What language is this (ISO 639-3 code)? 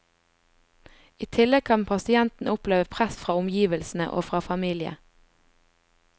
nor